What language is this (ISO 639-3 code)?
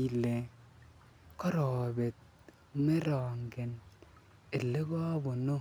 kln